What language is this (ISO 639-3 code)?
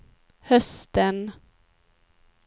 swe